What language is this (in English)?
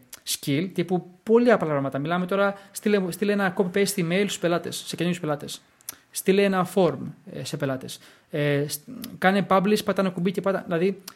Greek